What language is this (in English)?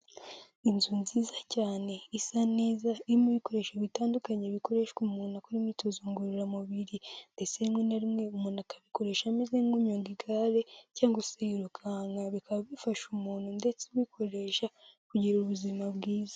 Kinyarwanda